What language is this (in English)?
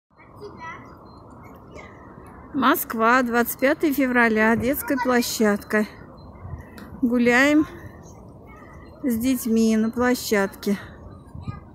Russian